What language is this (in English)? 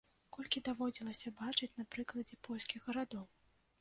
Belarusian